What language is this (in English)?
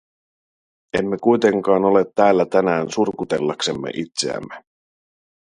Finnish